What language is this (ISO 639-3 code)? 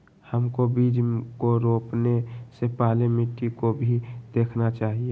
mag